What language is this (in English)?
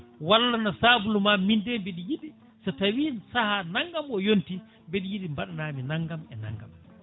Fula